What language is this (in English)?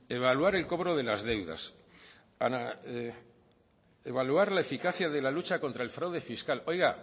Spanish